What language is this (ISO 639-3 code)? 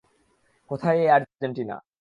ben